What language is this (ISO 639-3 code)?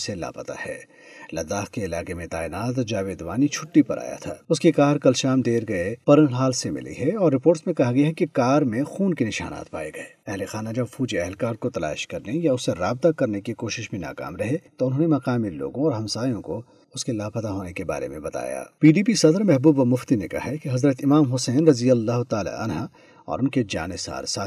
urd